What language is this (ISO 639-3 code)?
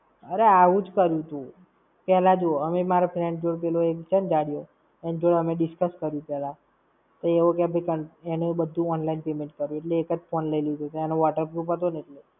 guj